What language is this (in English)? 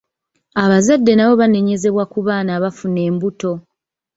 Ganda